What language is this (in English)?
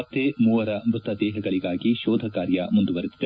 Kannada